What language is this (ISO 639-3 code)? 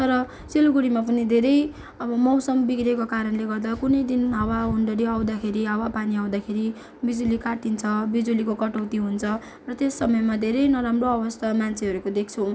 nep